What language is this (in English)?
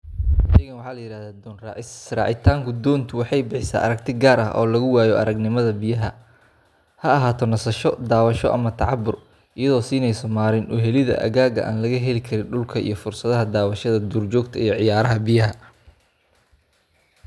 Somali